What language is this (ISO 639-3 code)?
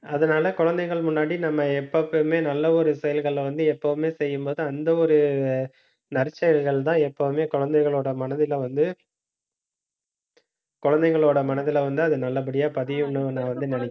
tam